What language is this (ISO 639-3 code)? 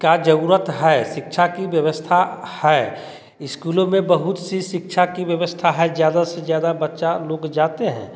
hin